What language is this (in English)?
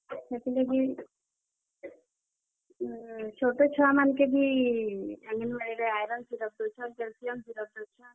Odia